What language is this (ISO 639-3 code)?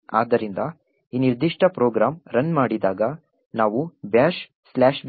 kan